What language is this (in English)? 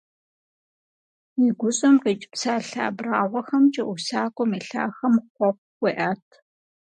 Kabardian